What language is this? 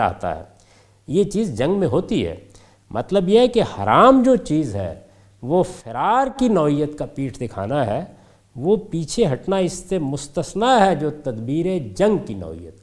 Urdu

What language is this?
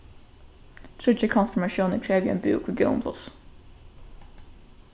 Faroese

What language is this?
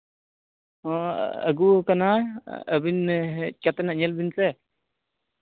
Santali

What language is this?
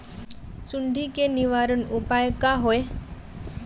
Magahi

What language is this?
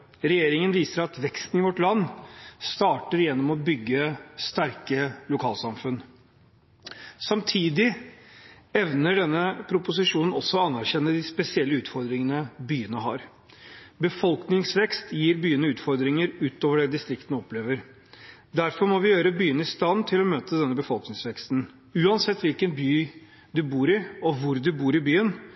Norwegian Bokmål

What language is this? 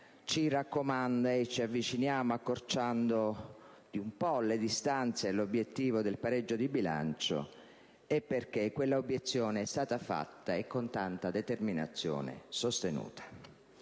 Italian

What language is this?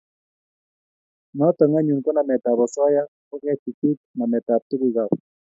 Kalenjin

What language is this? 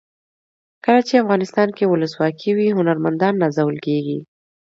Pashto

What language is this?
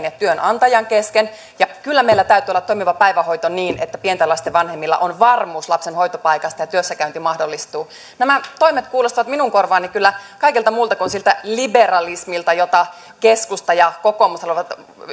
Finnish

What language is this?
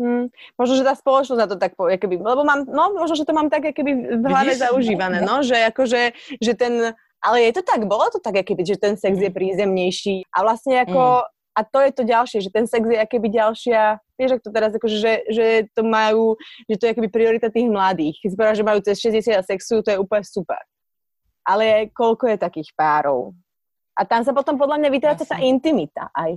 Slovak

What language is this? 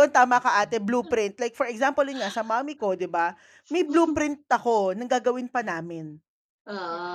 Filipino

